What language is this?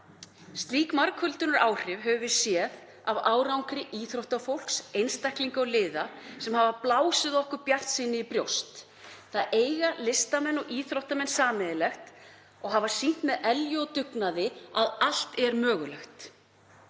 Icelandic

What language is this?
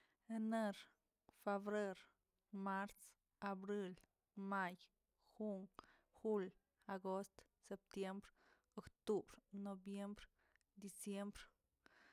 Tilquiapan Zapotec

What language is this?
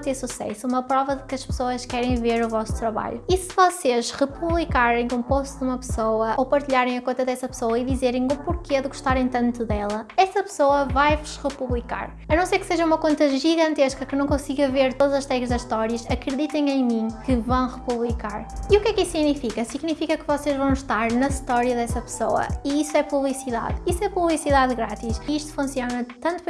Portuguese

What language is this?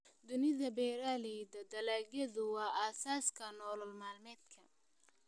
Somali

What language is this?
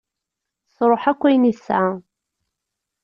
Kabyle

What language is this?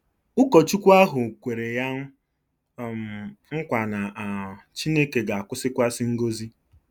Igbo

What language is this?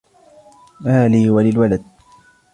Arabic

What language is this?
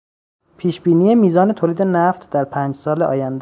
Persian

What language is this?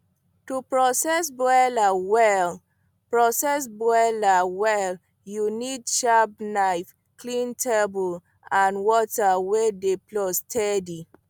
Nigerian Pidgin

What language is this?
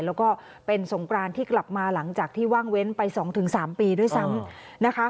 Thai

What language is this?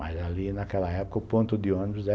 Portuguese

